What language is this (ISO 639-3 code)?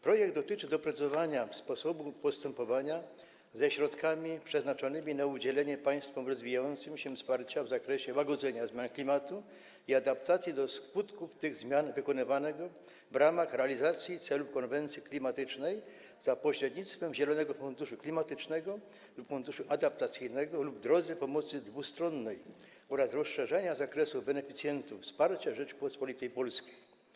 pol